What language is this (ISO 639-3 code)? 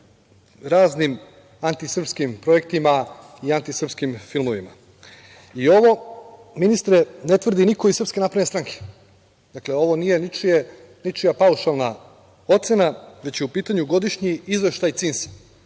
srp